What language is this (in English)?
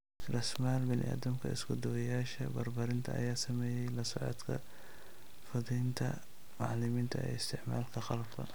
Somali